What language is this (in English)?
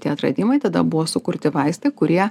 Lithuanian